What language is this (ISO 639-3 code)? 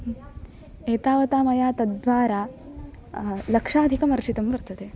san